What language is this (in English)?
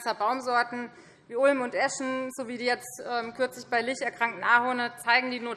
German